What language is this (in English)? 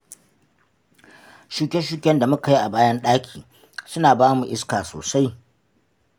Hausa